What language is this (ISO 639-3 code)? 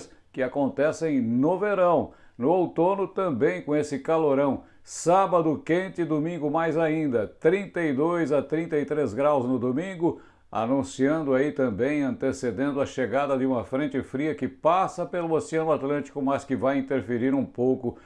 por